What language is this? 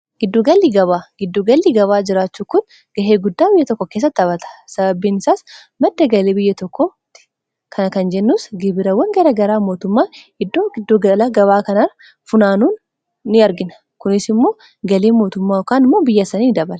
Oromo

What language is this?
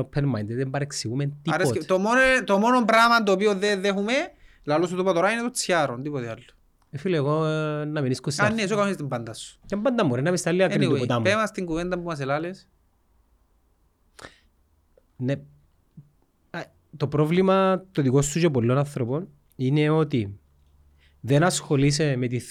Greek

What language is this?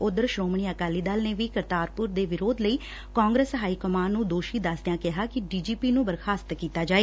Punjabi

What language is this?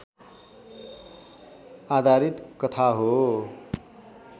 Nepali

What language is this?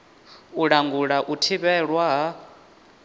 Venda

